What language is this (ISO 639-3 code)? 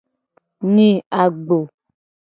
gej